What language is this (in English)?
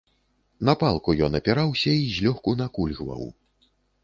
Belarusian